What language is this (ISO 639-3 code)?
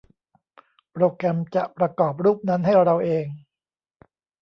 tha